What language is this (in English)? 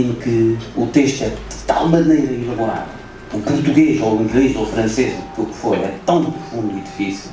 Portuguese